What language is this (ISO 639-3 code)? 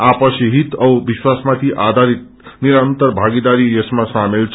nep